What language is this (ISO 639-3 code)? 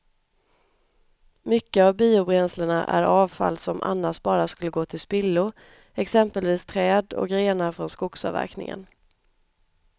swe